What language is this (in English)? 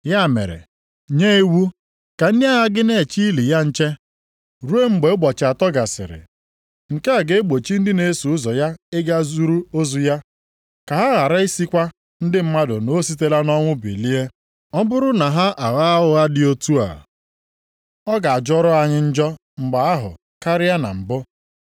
Igbo